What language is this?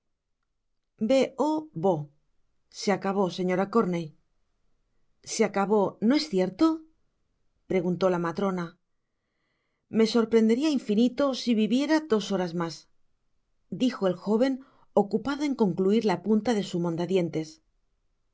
Spanish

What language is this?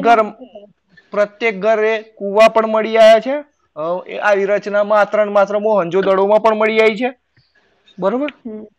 Gujarati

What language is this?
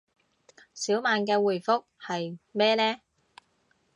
Cantonese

